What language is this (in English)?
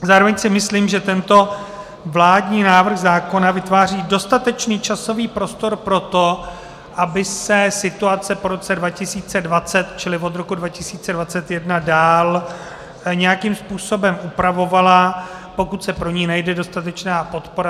Czech